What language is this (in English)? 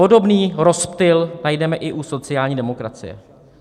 Czech